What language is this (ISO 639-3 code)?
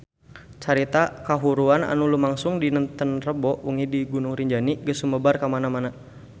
sun